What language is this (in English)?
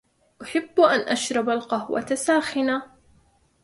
Arabic